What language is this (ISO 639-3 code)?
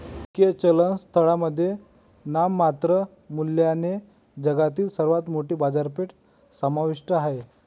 mar